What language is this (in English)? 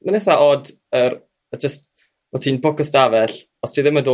Welsh